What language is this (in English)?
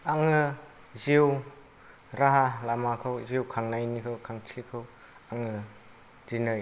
Bodo